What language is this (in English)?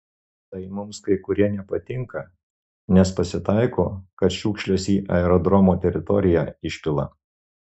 Lithuanian